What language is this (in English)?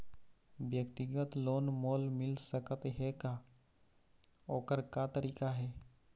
Chhattisgarhi